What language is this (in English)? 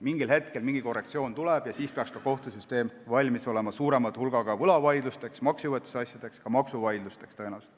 Estonian